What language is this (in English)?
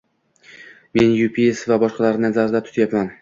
Uzbek